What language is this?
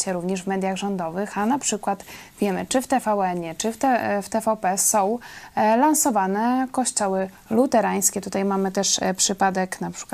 Polish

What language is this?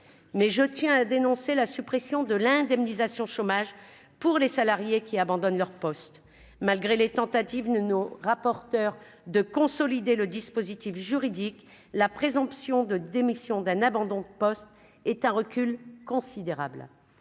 French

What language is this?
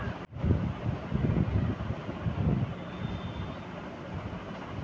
Maithili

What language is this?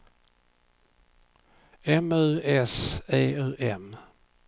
Swedish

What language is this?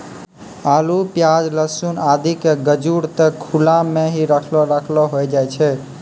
Maithili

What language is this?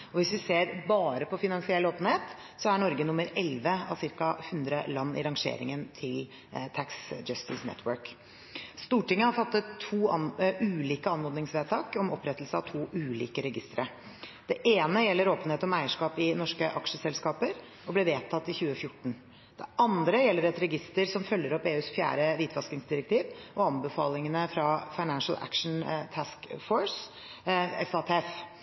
Norwegian Bokmål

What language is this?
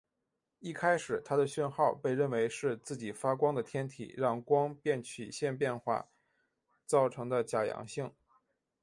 Chinese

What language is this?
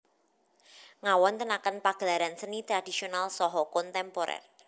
Javanese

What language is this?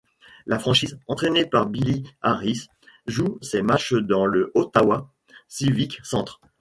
French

